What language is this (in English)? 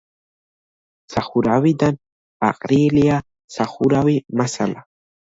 Georgian